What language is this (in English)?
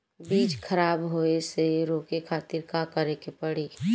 Bhojpuri